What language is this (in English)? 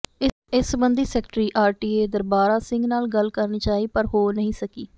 Punjabi